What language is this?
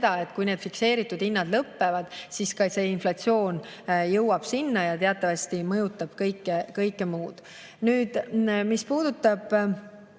Estonian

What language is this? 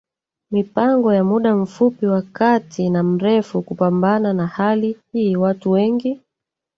Swahili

